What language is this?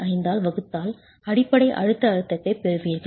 Tamil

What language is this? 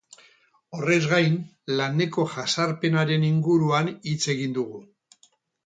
Basque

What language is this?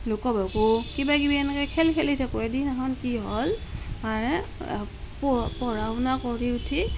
Assamese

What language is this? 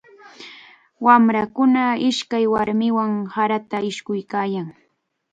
Chiquián Ancash Quechua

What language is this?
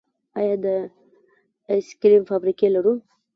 Pashto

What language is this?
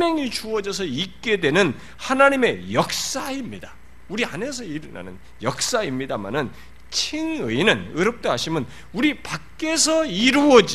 Korean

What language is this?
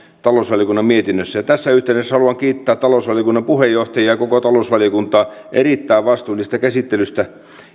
Finnish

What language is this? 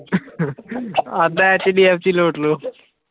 Punjabi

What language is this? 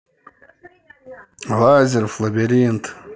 Russian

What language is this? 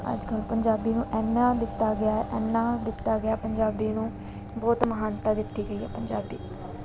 Punjabi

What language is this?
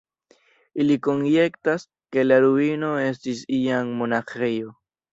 Esperanto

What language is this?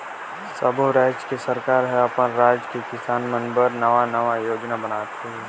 Chhattisgarhi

